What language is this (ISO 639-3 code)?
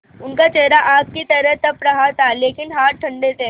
hin